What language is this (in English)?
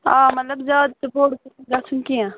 Kashmiri